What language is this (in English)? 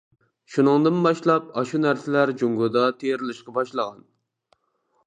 Uyghur